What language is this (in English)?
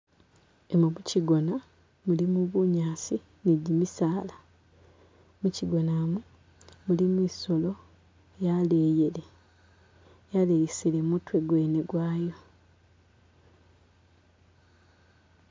Masaaba